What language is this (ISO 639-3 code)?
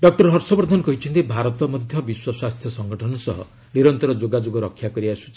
ori